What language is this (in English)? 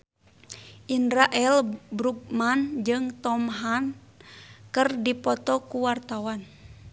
Sundanese